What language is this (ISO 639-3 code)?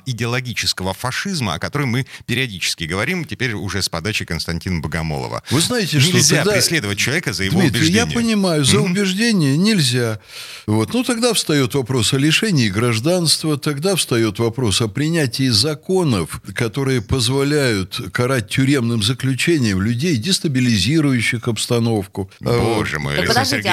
rus